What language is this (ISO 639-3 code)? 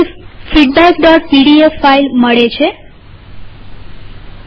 guj